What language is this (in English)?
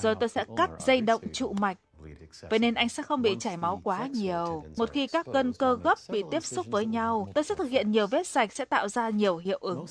Vietnamese